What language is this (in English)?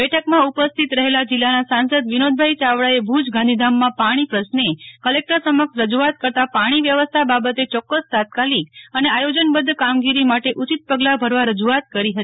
Gujarati